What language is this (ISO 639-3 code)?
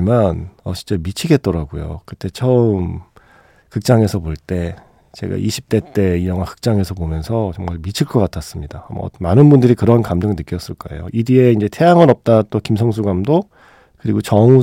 kor